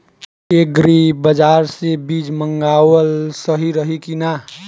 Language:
Bhojpuri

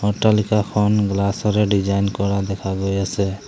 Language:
Assamese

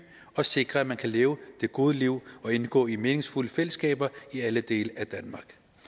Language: Danish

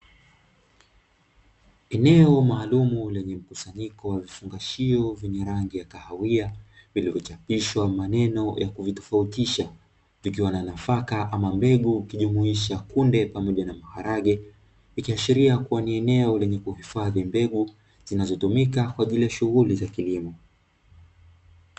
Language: Swahili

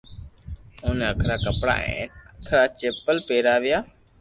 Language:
Loarki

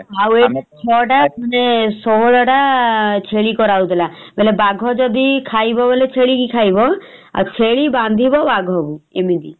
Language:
Odia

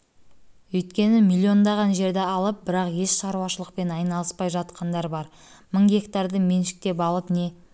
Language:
Kazakh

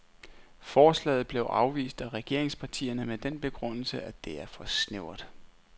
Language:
Danish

